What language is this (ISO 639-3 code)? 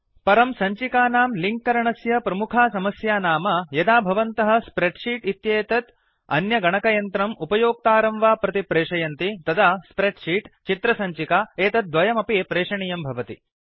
san